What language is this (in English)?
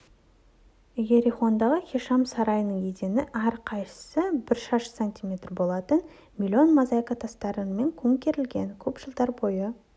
Kazakh